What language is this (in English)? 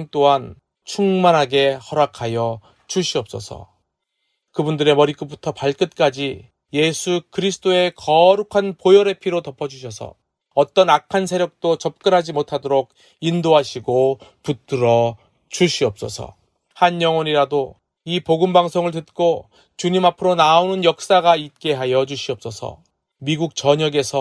Korean